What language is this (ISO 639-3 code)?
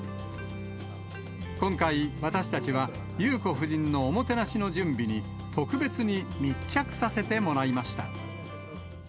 jpn